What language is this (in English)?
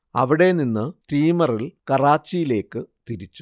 Malayalam